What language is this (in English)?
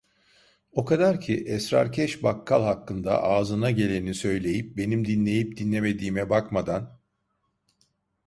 Turkish